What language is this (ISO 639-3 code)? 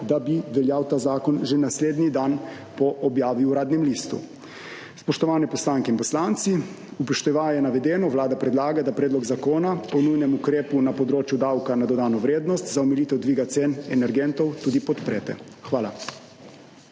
slv